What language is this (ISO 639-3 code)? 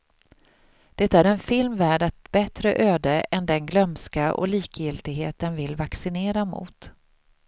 swe